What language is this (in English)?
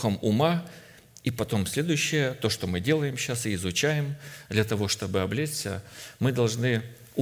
Russian